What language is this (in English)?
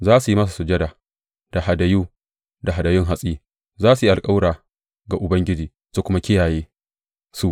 Hausa